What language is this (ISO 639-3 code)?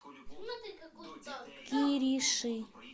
rus